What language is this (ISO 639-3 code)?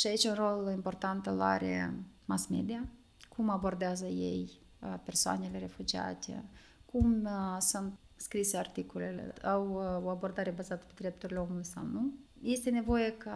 ron